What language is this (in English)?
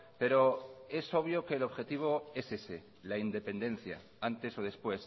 Spanish